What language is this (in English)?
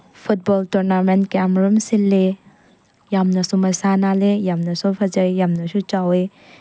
Manipuri